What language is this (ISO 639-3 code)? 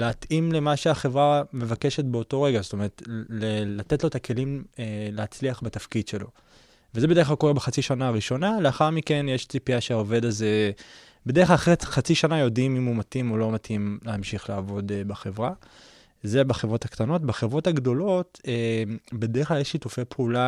heb